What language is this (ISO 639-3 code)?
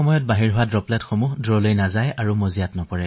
asm